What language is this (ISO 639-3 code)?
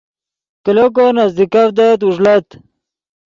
ydg